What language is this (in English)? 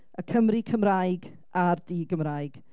Welsh